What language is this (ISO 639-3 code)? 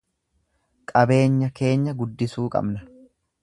orm